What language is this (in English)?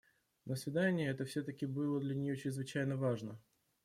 Russian